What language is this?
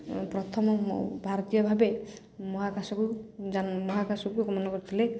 Odia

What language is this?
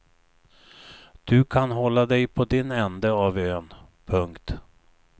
Swedish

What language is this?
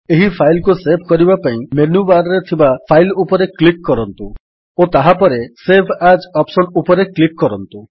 Odia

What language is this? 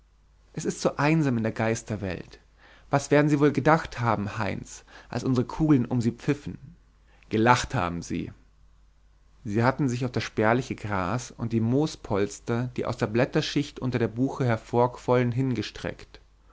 German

